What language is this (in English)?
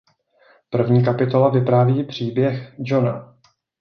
Czech